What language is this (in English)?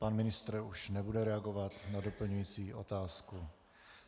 Czech